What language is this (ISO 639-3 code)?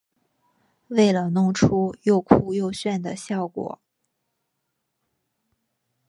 zho